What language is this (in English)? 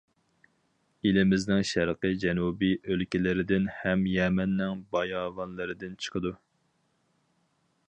Uyghur